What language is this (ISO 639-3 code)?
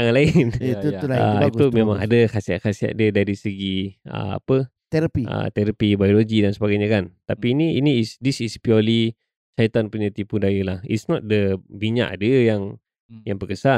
msa